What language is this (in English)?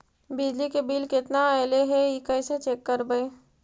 Magahi